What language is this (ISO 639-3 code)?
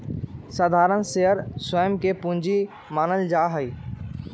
mag